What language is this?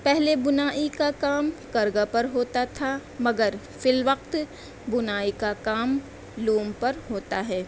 Urdu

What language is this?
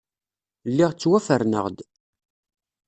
Kabyle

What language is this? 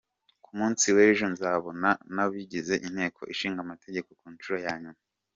Kinyarwanda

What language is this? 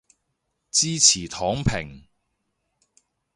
Cantonese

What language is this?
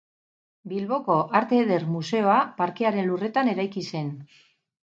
Basque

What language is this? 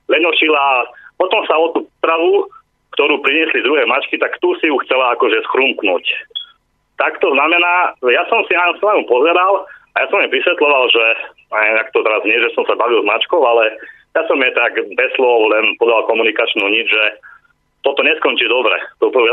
Slovak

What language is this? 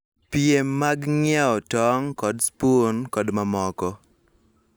Luo (Kenya and Tanzania)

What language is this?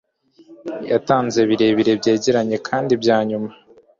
Kinyarwanda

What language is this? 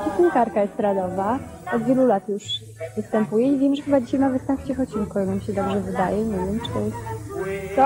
Polish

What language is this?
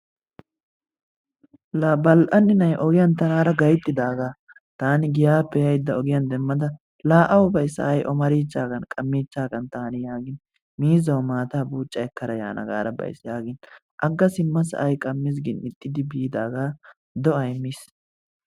Wolaytta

